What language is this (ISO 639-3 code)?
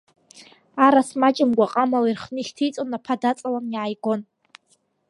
abk